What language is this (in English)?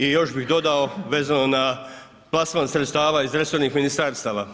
Croatian